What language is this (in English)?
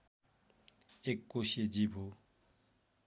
Nepali